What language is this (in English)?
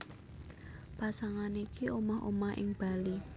Javanese